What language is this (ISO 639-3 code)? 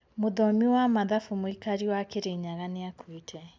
kik